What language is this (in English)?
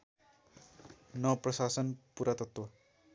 Nepali